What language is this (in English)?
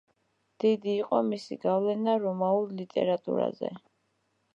Georgian